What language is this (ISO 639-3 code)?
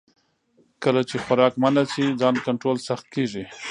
pus